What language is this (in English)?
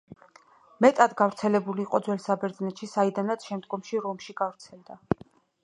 Georgian